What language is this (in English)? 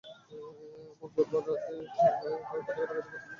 Bangla